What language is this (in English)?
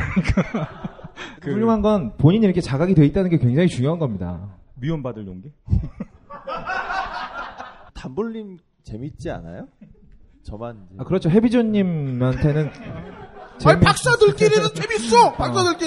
Korean